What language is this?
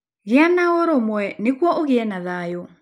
Kikuyu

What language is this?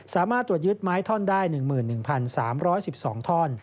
Thai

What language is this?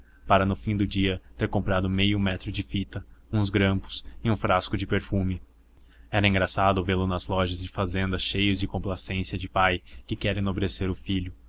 Portuguese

